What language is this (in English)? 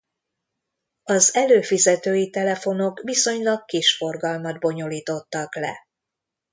Hungarian